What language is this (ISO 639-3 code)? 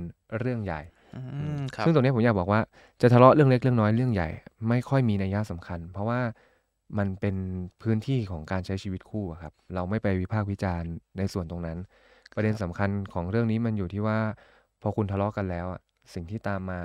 tha